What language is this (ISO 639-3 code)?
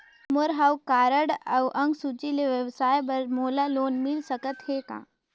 hne